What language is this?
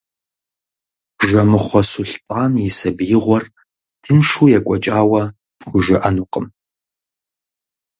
Kabardian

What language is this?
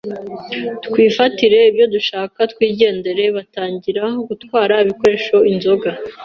Kinyarwanda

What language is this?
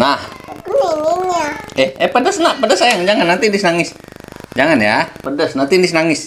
Indonesian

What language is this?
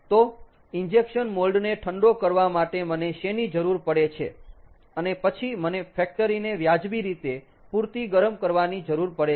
Gujarati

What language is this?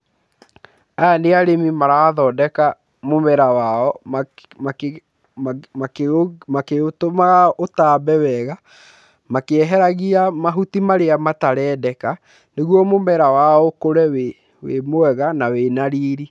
Kikuyu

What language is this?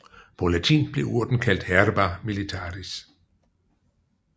Danish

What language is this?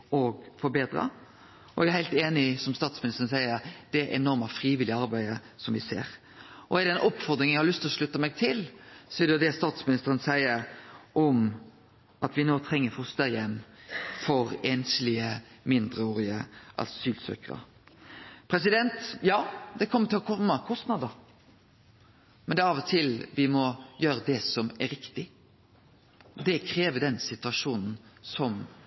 Norwegian Nynorsk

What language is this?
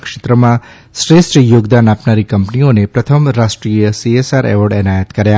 Gujarati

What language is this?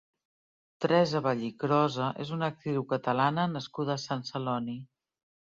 Catalan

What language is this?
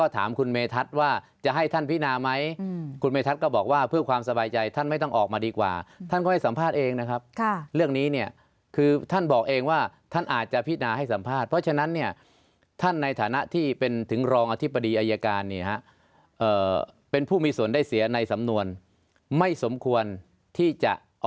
Thai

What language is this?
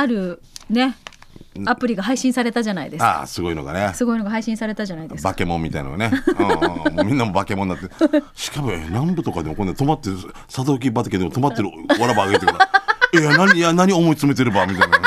Japanese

